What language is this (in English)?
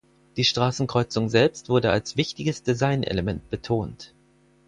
German